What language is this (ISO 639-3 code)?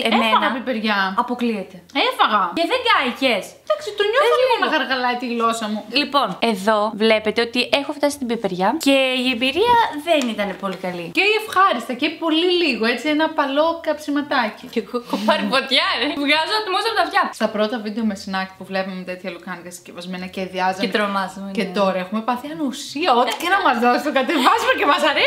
ell